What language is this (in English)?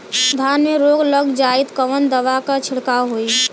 Bhojpuri